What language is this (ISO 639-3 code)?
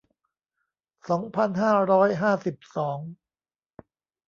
tha